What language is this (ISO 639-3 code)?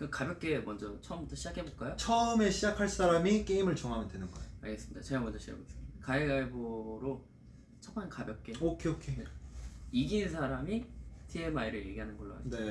kor